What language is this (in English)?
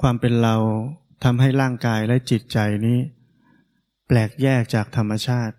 Thai